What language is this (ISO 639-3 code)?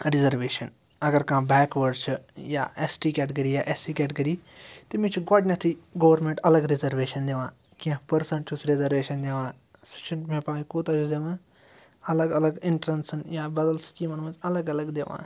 kas